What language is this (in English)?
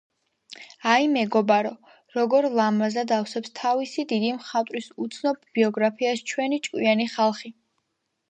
Georgian